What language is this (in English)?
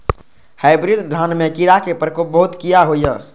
Maithili